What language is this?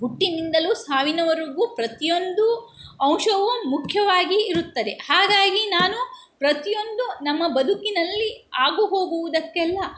Kannada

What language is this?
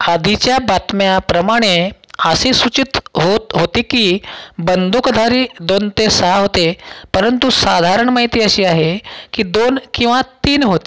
Marathi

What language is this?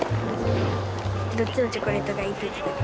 Japanese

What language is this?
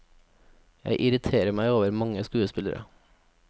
Norwegian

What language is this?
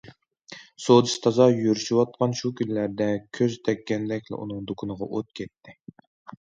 Uyghur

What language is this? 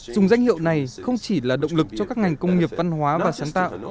Vietnamese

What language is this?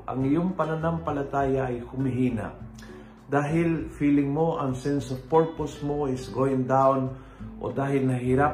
Filipino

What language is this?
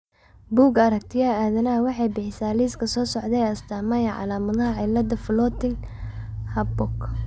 Somali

